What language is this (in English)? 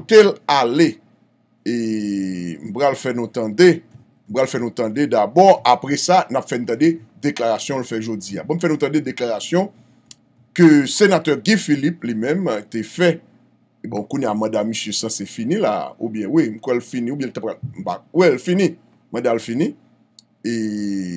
French